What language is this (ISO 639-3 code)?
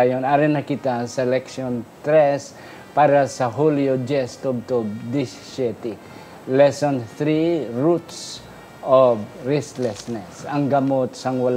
fil